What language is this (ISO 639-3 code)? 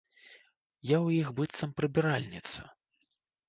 bel